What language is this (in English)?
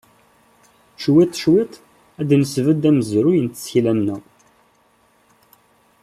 Kabyle